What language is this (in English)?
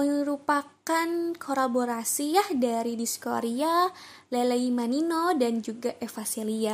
Indonesian